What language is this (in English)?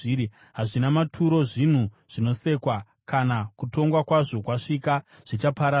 Shona